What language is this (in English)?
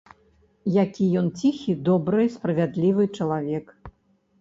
Belarusian